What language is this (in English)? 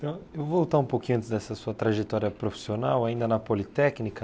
Portuguese